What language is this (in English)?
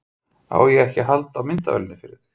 Icelandic